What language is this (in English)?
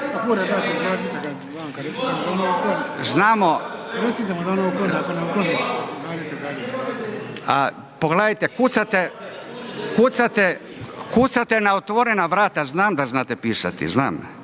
Croatian